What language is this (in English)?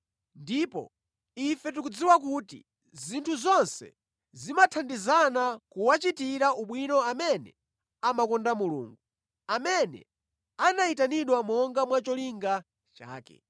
Nyanja